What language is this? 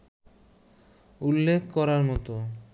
Bangla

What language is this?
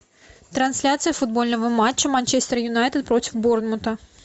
Russian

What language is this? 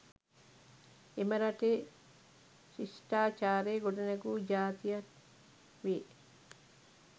Sinhala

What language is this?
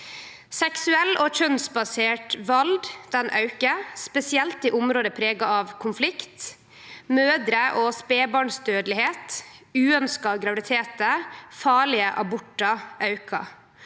Norwegian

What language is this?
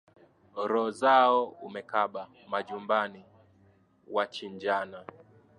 Swahili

